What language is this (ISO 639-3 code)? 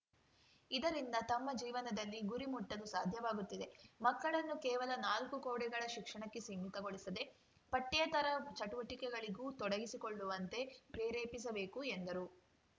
kan